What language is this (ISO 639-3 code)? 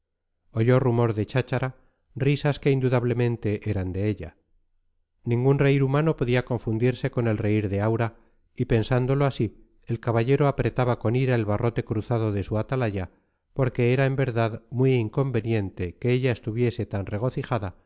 spa